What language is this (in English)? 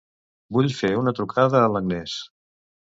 Catalan